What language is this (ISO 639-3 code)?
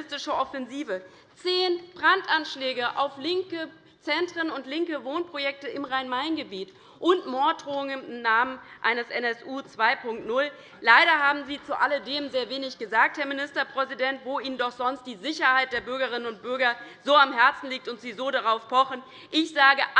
deu